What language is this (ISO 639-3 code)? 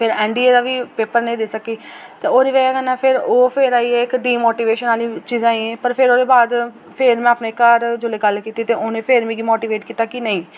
doi